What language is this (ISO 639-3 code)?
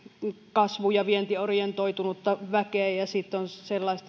fin